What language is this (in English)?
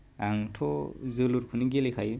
Bodo